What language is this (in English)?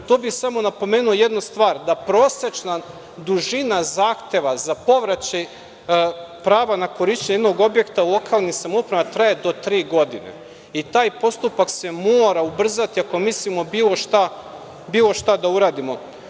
Serbian